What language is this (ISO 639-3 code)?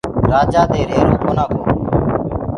ggg